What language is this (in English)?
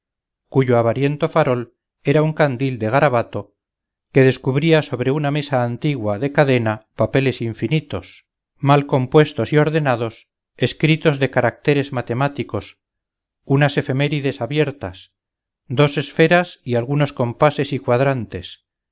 Spanish